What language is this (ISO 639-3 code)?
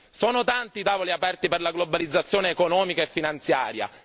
ita